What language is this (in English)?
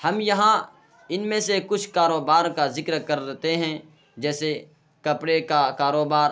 Urdu